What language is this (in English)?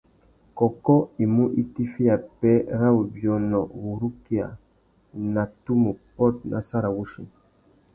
Tuki